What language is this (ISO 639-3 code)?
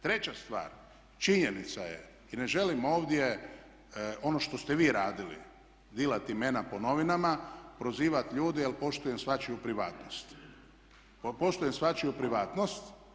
hrv